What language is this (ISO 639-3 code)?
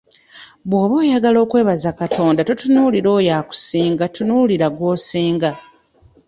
lug